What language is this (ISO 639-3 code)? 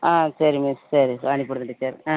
tam